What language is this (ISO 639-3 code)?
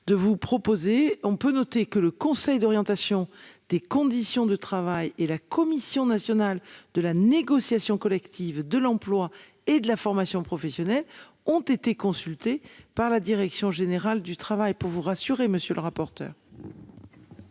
fra